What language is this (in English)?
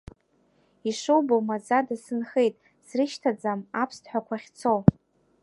Abkhazian